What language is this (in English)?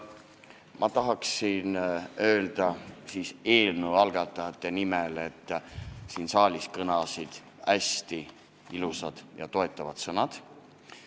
Estonian